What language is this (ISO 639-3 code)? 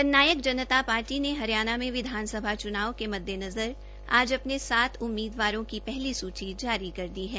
hin